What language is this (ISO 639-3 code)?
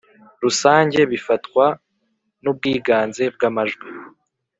kin